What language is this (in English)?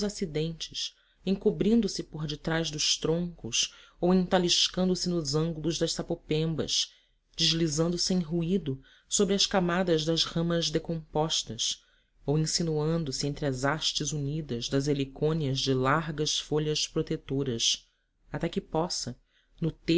Portuguese